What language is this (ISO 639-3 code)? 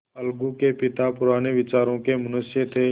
hin